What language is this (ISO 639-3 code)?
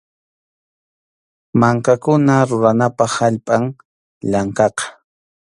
qxu